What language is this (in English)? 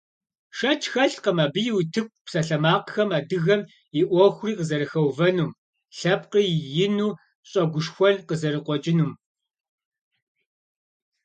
Kabardian